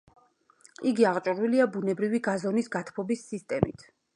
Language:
Georgian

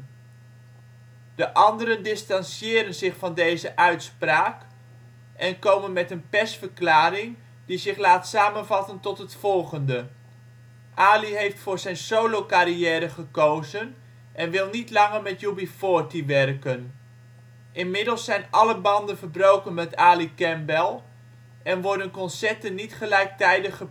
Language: Dutch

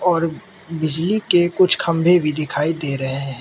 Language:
Hindi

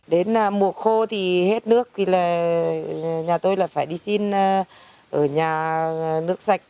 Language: Vietnamese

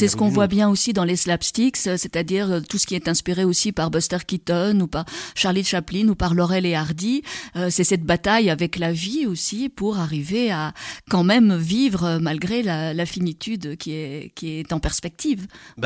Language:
French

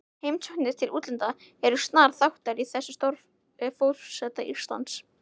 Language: Icelandic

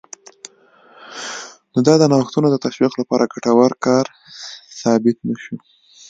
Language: Pashto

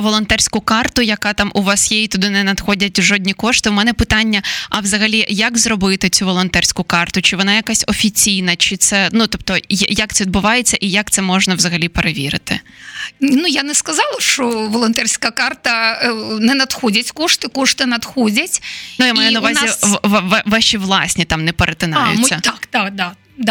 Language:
Ukrainian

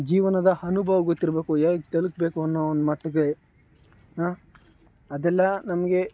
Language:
Kannada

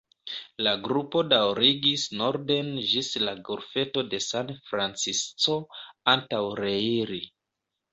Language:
Esperanto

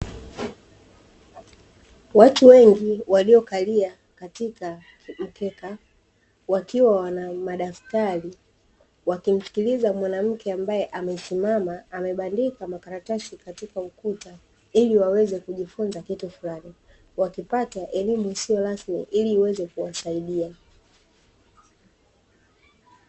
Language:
Swahili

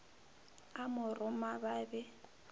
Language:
Northern Sotho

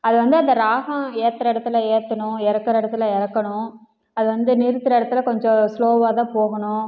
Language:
Tamil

